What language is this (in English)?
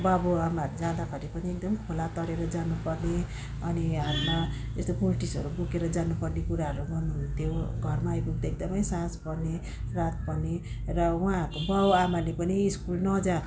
Nepali